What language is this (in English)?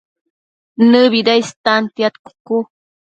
Matsés